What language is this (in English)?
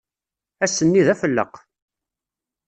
Kabyle